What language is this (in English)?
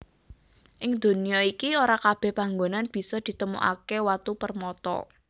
Javanese